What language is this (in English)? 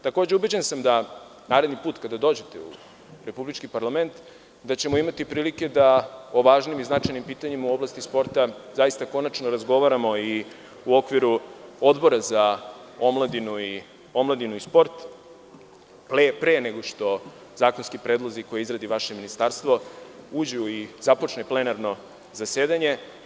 Serbian